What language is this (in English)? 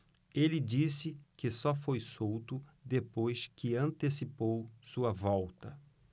Portuguese